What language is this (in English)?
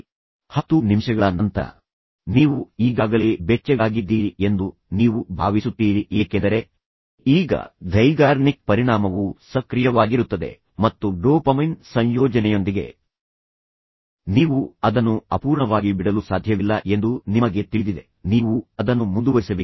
Kannada